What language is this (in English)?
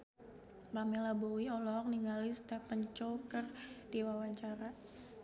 Sundanese